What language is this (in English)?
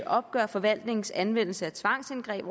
Danish